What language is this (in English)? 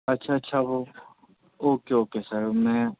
Urdu